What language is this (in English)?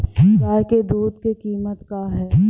Bhojpuri